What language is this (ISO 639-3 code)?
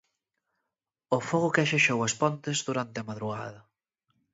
glg